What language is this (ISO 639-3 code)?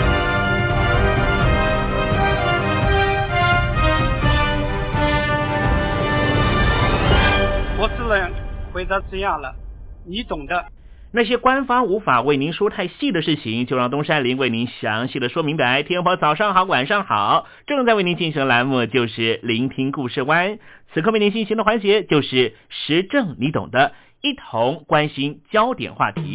zho